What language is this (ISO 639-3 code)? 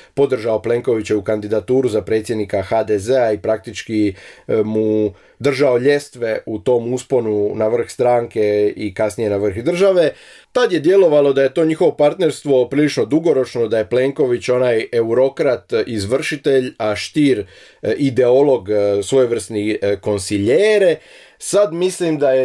hrv